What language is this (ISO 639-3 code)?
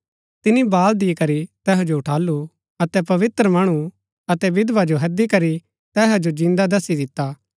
gbk